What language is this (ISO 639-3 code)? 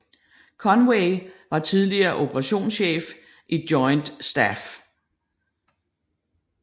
dan